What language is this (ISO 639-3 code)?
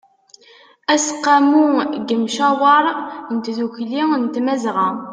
kab